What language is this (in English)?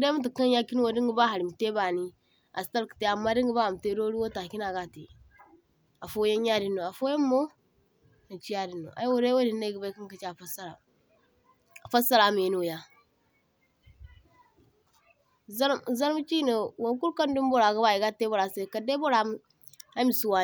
Zarma